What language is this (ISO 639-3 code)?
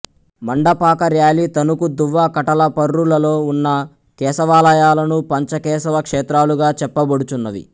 tel